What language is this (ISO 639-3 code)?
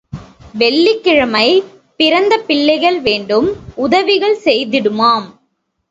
tam